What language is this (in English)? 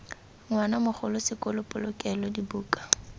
Tswana